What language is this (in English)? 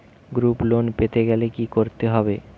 Bangla